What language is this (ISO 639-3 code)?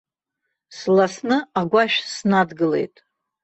abk